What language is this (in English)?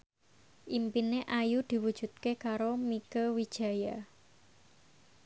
Javanese